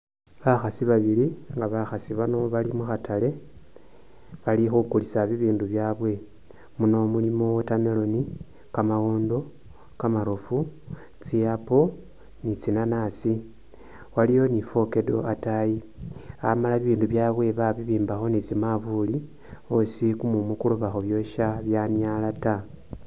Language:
Masaaba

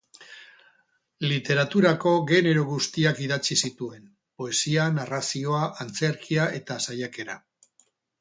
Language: Basque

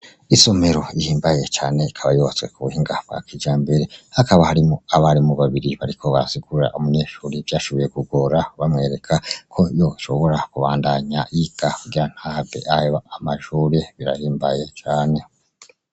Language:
Rundi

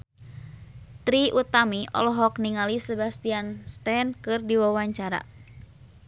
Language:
Sundanese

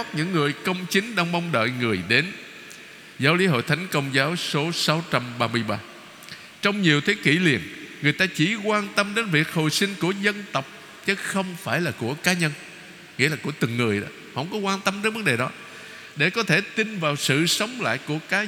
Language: Vietnamese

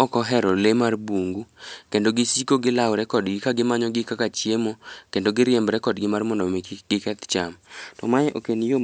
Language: Luo (Kenya and Tanzania)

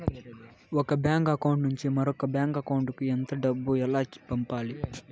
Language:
Telugu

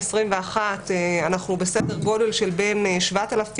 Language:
Hebrew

